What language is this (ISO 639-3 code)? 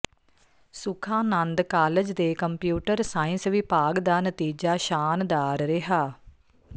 pan